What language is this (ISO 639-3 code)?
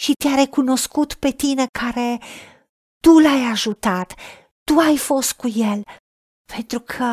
ron